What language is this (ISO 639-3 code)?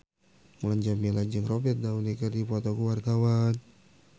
sun